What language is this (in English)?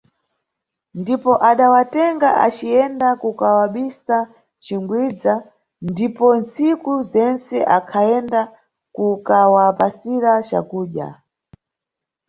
Nyungwe